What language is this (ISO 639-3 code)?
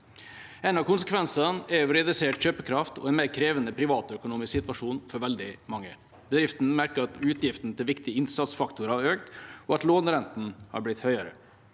nor